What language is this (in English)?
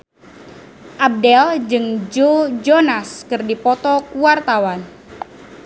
Sundanese